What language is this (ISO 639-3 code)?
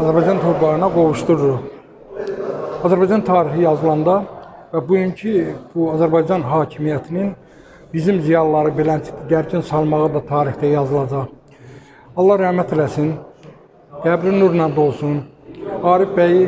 tur